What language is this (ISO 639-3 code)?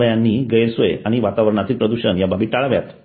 mar